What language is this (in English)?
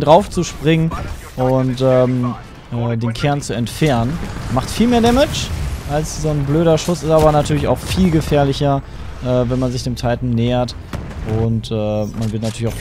German